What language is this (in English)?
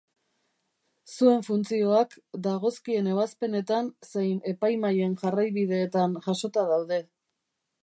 Basque